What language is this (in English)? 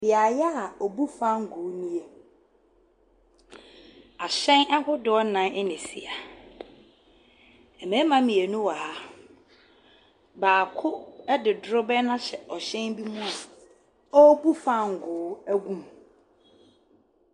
Akan